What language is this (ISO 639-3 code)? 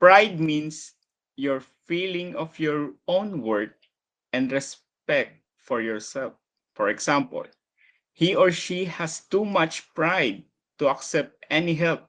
fil